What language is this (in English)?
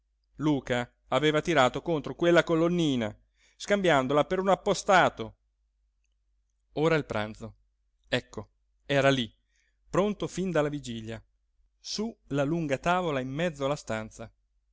Italian